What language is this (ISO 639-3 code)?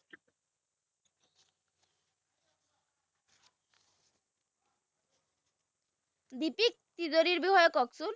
asm